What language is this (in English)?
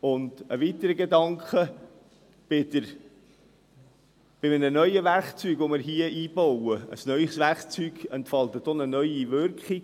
Swiss German